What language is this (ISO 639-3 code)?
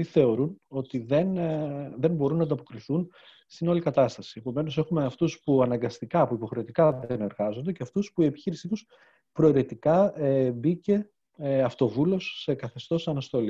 ell